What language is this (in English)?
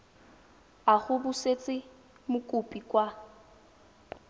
Tswana